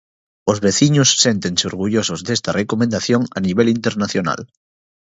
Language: Galician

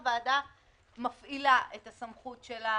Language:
Hebrew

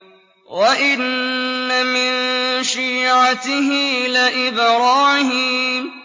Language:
Arabic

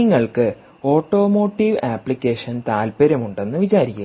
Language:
Malayalam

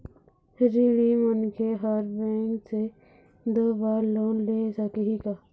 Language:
Chhattisgarhi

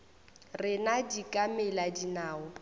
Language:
Northern Sotho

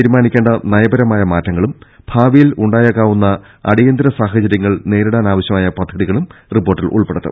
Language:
Malayalam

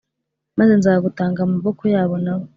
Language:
Kinyarwanda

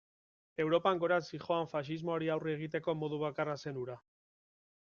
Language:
Basque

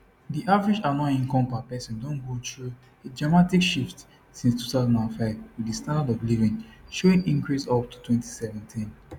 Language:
Nigerian Pidgin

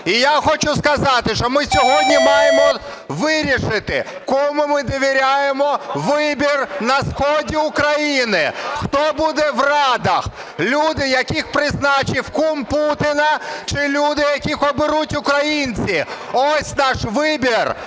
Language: Ukrainian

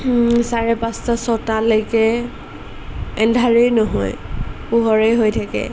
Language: Assamese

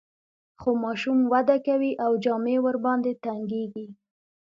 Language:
Pashto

